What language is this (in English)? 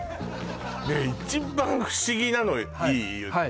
Japanese